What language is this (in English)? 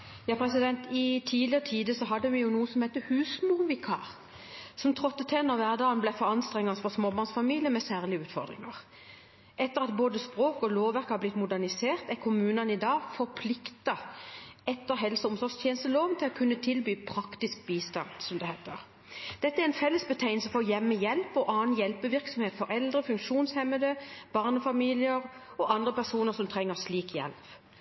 Norwegian Bokmål